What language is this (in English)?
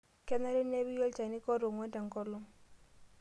Masai